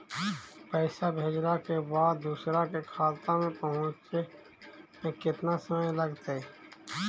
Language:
Magahi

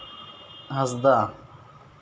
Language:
Santali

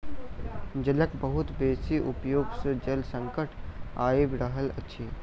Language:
Maithili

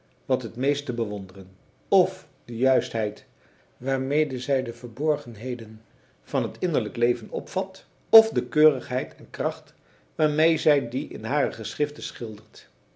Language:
Dutch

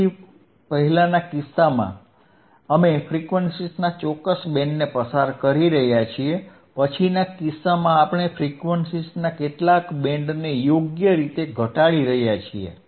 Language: Gujarati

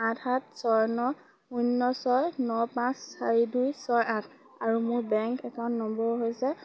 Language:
Assamese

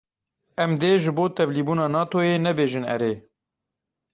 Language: Kurdish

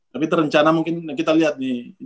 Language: Indonesian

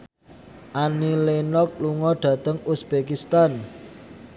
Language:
Javanese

